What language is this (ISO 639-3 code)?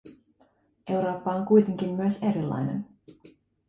fin